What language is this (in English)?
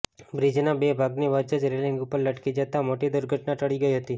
Gujarati